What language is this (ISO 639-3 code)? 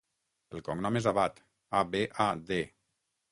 cat